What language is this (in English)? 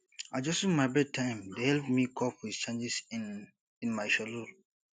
Nigerian Pidgin